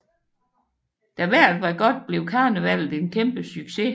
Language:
Danish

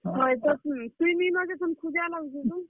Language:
Odia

